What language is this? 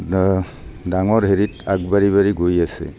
Assamese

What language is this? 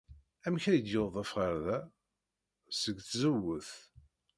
Kabyle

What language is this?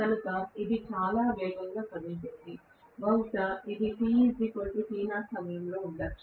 Telugu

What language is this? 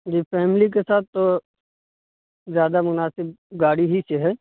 Urdu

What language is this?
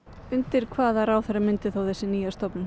Icelandic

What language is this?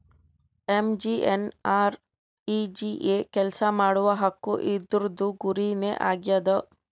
Kannada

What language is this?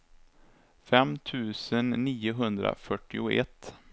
Swedish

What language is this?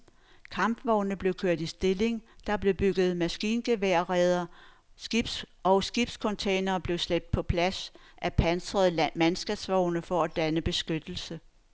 Danish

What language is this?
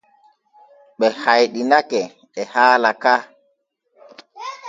Borgu Fulfulde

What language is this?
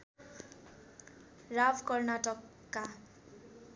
Nepali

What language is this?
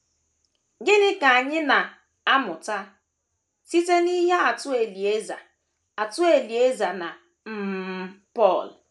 Igbo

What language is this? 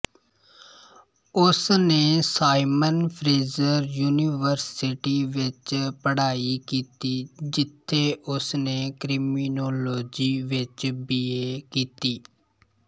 Punjabi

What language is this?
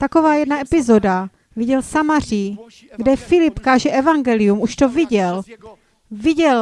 Czech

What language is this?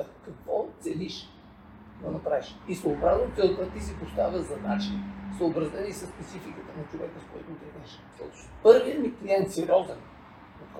Bulgarian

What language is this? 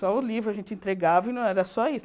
Portuguese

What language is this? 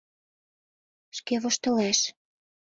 Mari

